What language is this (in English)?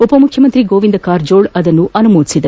Kannada